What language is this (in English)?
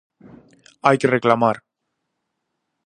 Galician